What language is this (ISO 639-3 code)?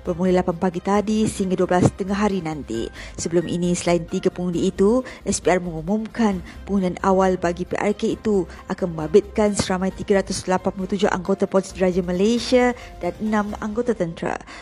msa